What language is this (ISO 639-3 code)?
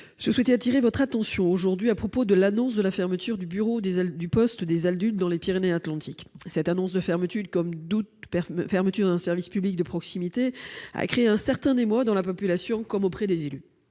fra